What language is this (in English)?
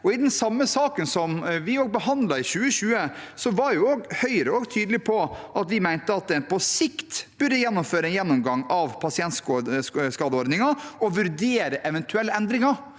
Norwegian